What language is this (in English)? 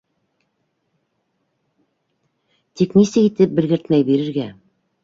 Bashkir